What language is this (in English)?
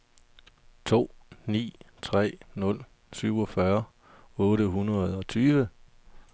Danish